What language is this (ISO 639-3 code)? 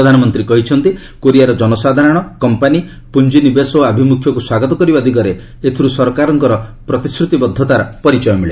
ori